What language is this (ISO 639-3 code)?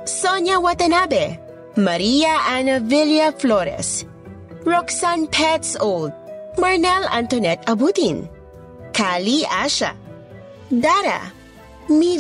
fil